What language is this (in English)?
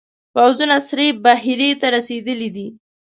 Pashto